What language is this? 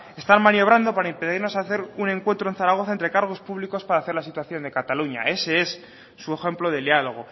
Spanish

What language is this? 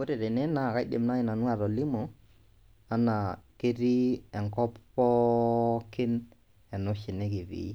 Masai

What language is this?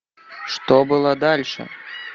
Russian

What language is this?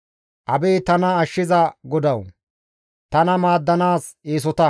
Gamo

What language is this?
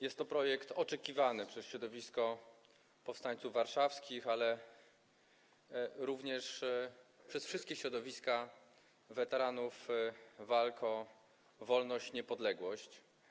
Polish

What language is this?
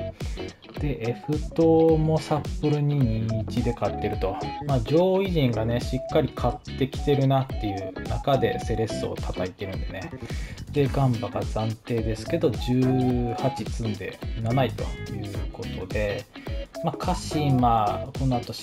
Japanese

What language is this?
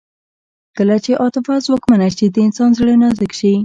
Pashto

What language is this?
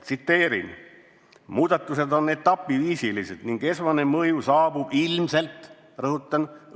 Estonian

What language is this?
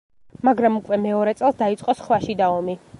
Georgian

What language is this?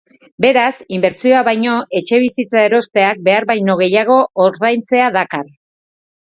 Basque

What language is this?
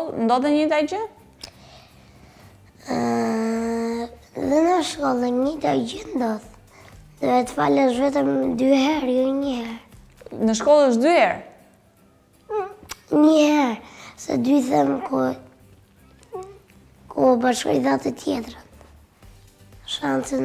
Romanian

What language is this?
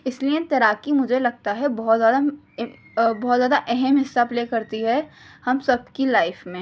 Urdu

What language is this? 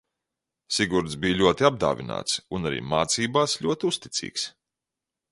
Latvian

